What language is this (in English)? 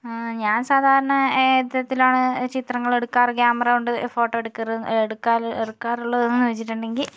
Malayalam